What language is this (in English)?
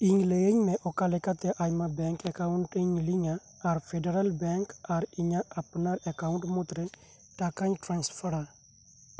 Santali